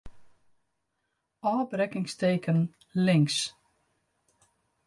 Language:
Western Frisian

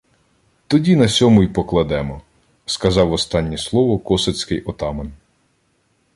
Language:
Ukrainian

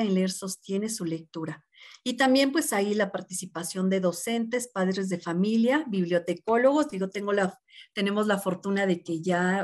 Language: Spanish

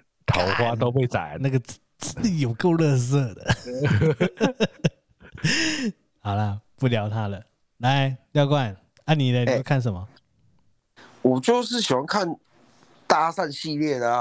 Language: Chinese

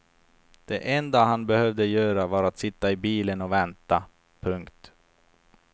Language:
Swedish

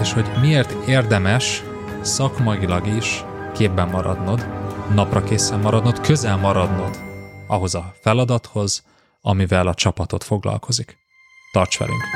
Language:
Hungarian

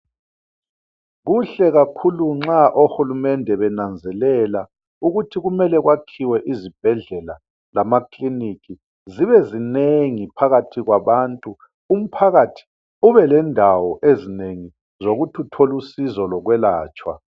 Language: North Ndebele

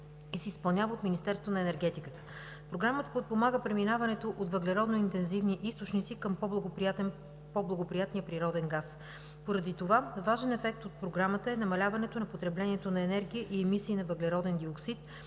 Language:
Bulgarian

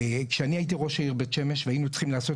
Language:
Hebrew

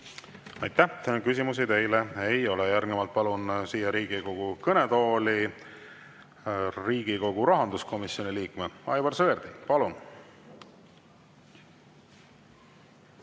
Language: Estonian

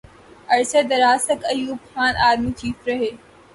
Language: Urdu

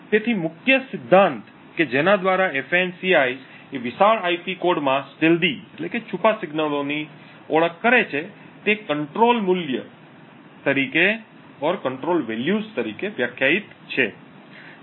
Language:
Gujarati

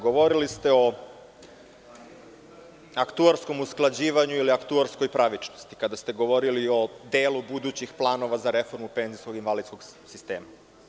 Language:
Serbian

